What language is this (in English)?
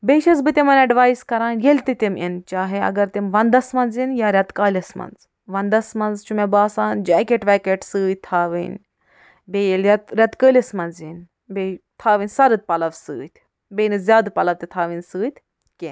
Kashmiri